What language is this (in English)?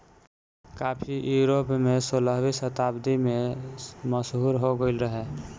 Bhojpuri